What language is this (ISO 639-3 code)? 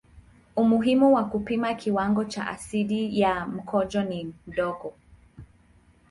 swa